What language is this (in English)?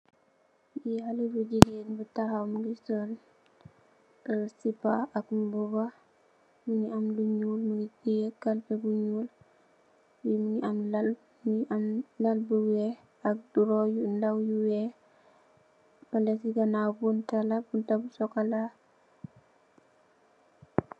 Wolof